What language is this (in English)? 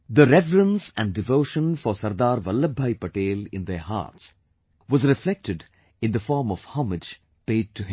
English